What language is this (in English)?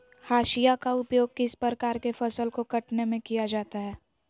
Magahi